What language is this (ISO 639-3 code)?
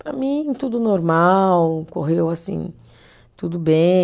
por